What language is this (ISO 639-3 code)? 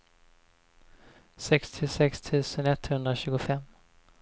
swe